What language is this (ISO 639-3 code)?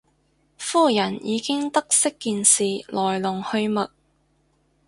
yue